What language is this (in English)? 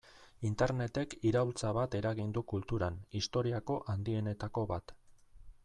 Basque